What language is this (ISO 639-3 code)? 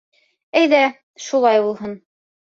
bak